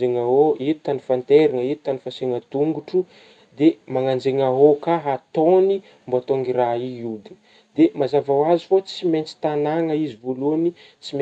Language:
Northern Betsimisaraka Malagasy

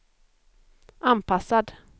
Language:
Swedish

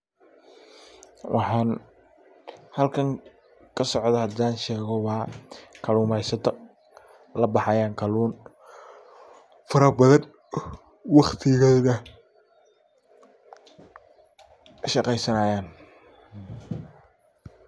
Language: Somali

